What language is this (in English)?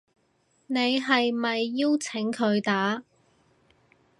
Cantonese